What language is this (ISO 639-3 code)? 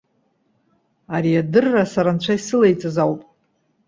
abk